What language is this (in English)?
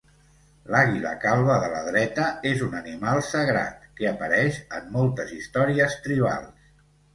Catalan